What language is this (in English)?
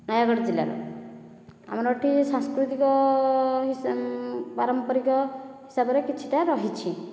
Odia